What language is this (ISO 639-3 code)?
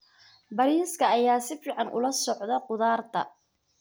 som